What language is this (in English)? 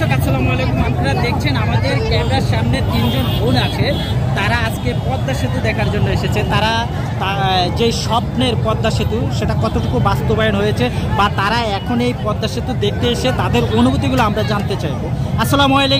Polish